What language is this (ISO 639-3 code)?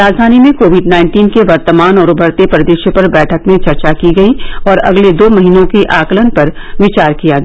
hin